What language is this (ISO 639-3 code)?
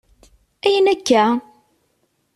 kab